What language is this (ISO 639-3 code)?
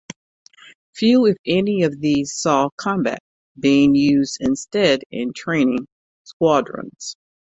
eng